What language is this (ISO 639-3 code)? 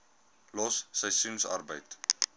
afr